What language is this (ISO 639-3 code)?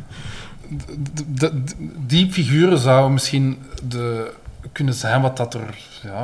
nld